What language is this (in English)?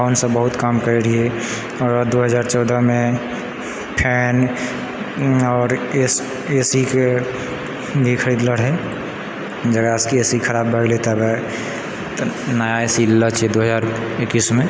Maithili